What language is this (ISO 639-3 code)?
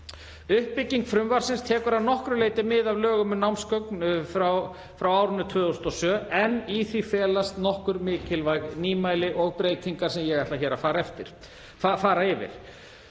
isl